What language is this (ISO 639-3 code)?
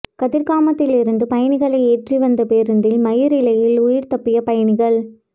tam